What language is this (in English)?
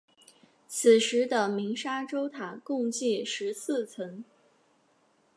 Chinese